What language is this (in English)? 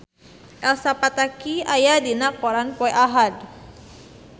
Sundanese